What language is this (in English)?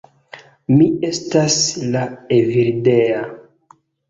Esperanto